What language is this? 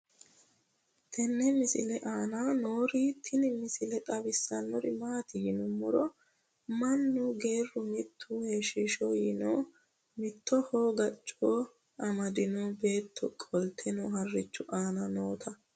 Sidamo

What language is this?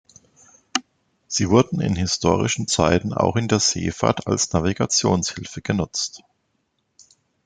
German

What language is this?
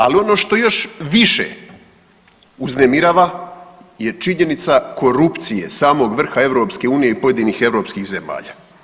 Croatian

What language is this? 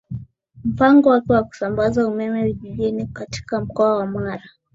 Swahili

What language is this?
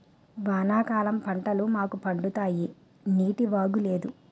Telugu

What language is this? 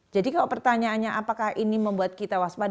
Indonesian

